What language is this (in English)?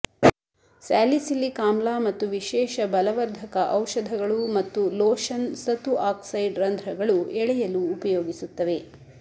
Kannada